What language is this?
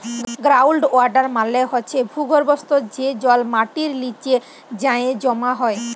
Bangla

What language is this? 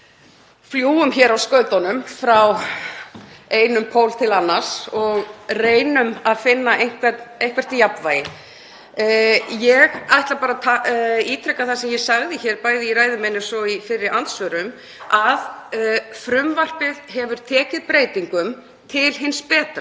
Icelandic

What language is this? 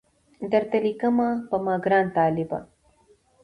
Pashto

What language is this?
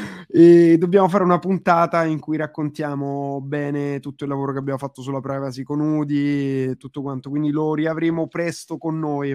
Italian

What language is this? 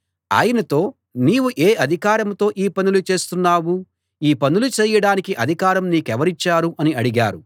Telugu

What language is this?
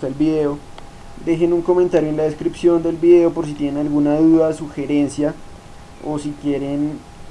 Spanish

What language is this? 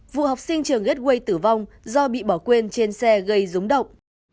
Vietnamese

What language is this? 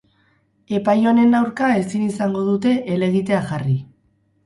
Basque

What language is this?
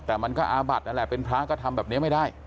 Thai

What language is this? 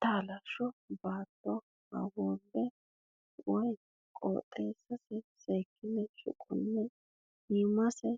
Sidamo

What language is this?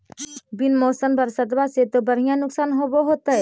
Magahi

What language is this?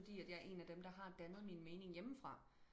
Danish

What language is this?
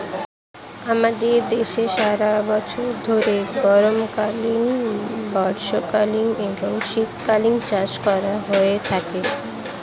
Bangla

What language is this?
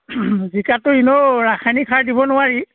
Assamese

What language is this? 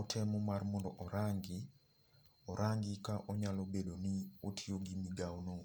Luo (Kenya and Tanzania)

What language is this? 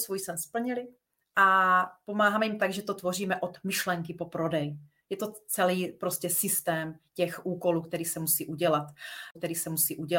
Czech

